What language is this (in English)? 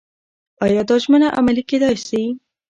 Pashto